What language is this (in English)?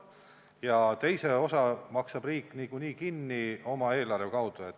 Estonian